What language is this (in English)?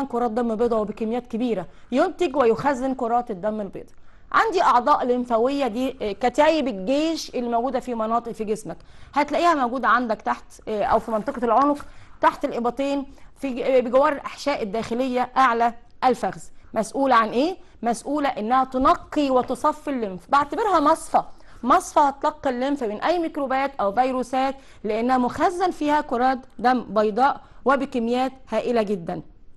Arabic